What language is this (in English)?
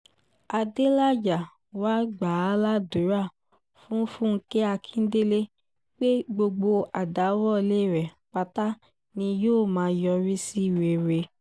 Yoruba